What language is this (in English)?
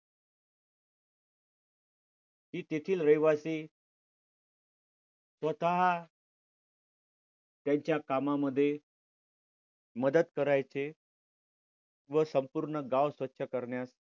Marathi